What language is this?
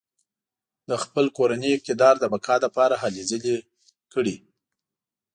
Pashto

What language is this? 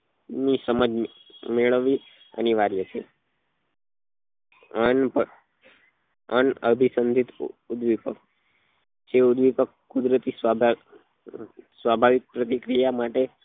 Gujarati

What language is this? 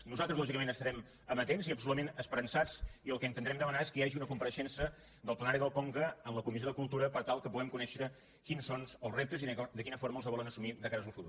Catalan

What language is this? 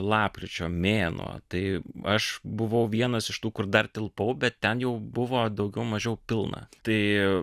Lithuanian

